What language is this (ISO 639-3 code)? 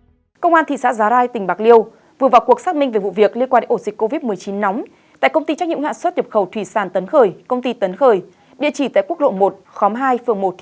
vie